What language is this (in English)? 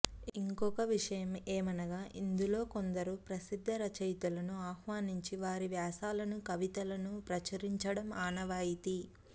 Telugu